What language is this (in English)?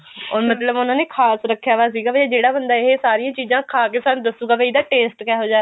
Punjabi